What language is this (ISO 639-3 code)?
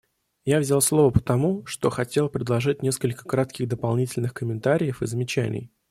rus